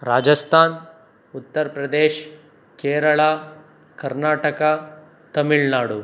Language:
Kannada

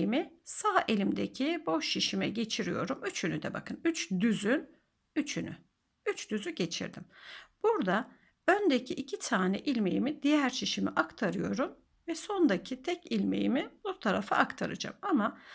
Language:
Turkish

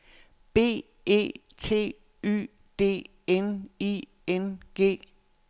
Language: Danish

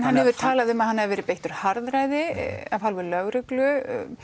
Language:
Icelandic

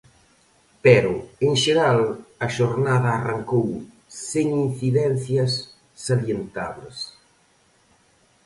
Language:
Galician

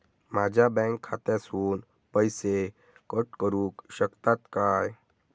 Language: Marathi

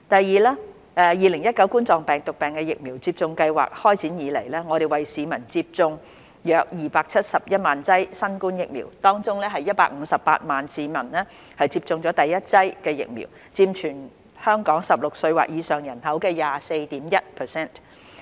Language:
Cantonese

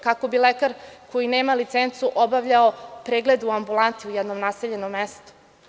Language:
Serbian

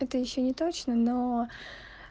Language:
Russian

